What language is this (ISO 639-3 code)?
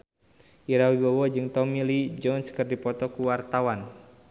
sun